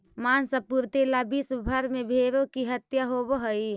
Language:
Magahi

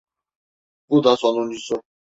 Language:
Turkish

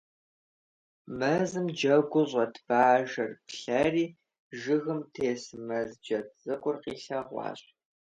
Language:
Kabardian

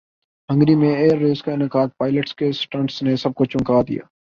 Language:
Urdu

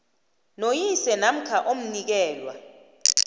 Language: South Ndebele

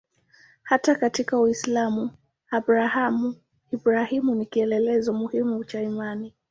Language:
Swahili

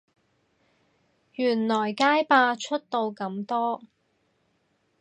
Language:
Cantonese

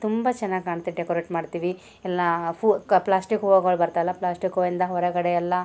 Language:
Kannada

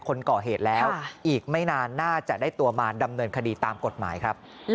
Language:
Thai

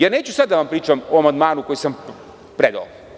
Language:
Serbian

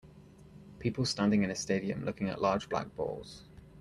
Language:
English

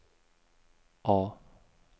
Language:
Swedish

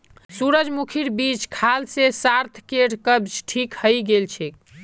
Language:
Magahi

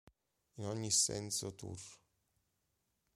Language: Italian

